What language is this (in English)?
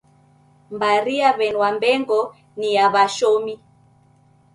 Taita